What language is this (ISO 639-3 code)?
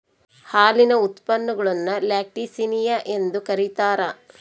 kan